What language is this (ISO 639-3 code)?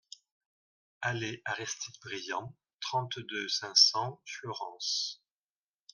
fra